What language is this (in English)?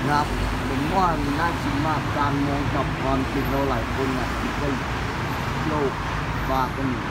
Thai